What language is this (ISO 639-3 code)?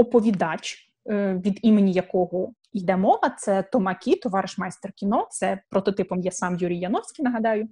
ukr